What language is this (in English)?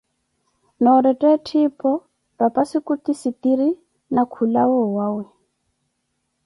Koti